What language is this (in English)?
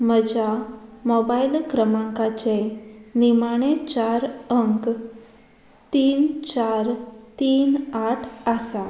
Konkani